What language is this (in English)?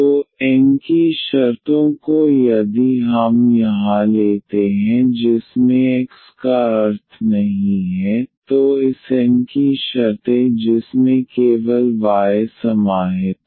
Hindi